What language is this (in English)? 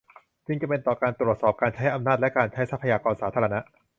Thai